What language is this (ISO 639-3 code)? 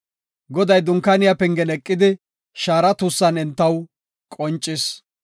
gof